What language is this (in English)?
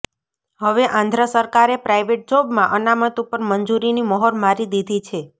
Gujarati